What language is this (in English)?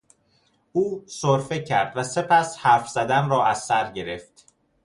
Persian